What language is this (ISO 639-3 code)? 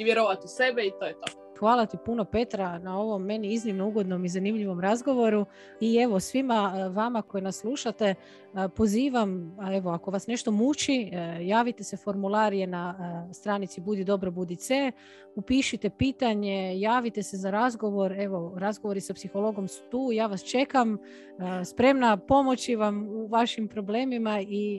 hrv